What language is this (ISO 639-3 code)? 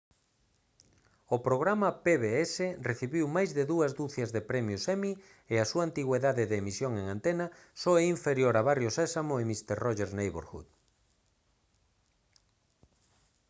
glg